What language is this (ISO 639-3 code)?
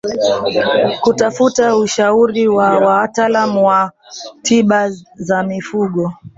swa